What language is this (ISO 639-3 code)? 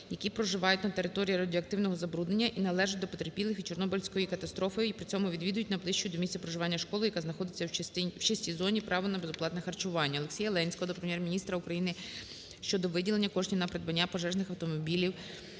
ukr